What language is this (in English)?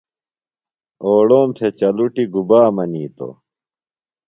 Phalura